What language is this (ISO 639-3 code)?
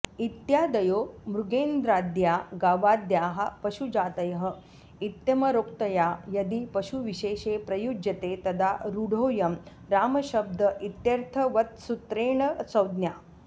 san